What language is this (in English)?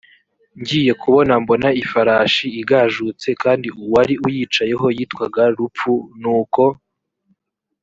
Kinyarwanda